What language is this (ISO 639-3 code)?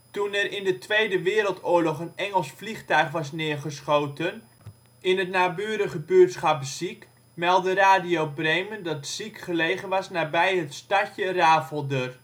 nld